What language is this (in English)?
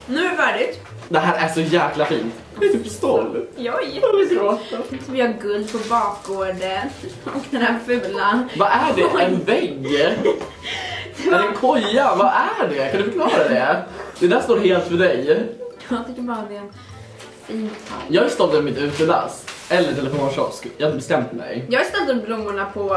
Swedish